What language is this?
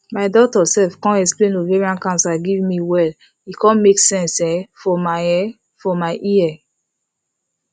Nigerian Pidgin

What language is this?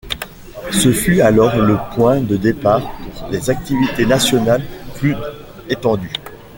French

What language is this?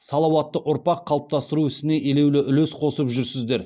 Kazakh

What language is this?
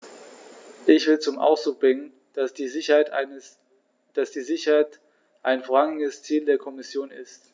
German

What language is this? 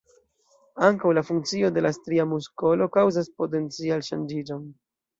Esperanto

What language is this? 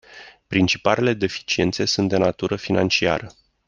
Romanian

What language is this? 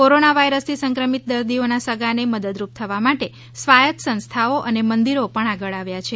Gujarati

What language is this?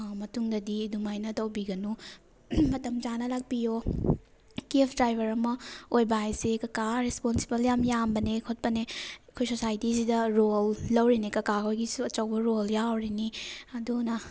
Manipuri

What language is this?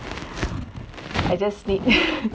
English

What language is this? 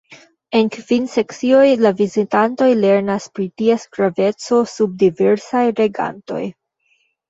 Esperanto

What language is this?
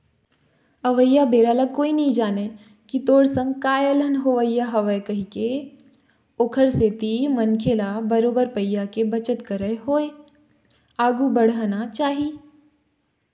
Chhattisgarhi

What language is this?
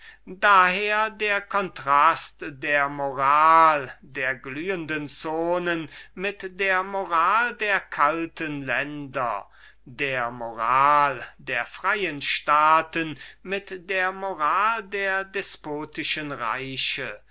German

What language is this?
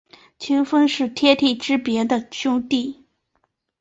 Chinese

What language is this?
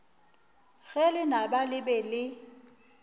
Northern Sotho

